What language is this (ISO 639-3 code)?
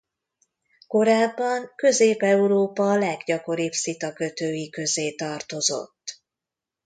hun